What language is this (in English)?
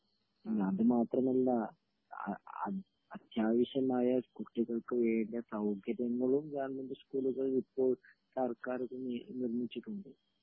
Malayalam